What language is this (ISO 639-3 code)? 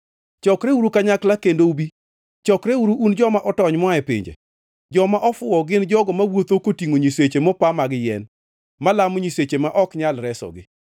luo